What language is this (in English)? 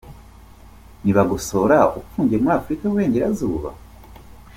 Kinyarwanda